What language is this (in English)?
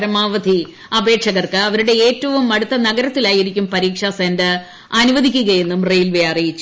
Malayalam